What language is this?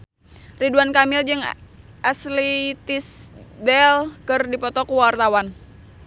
Sundanese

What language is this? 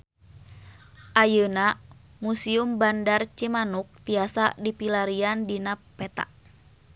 Sundanese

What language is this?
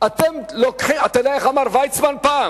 Hebrew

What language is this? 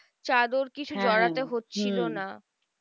Bangla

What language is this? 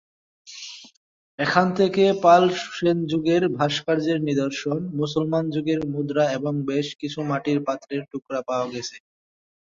Bangla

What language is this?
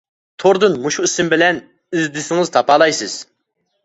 Uyghur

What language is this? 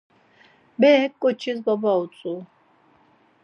Laz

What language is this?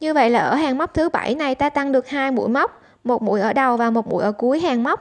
Vietnamese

